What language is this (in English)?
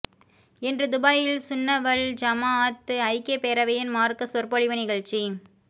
Tamil